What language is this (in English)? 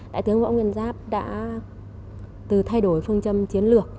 Vietnamese